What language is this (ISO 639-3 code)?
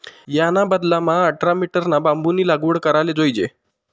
mar